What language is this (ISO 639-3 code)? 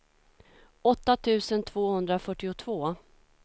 swe